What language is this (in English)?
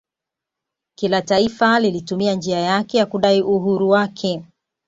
Swahili